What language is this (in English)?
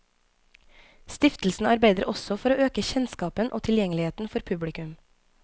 Norwegian